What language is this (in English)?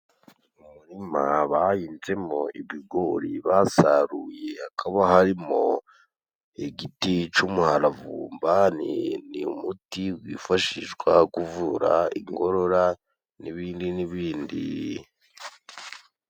Kinyarwanda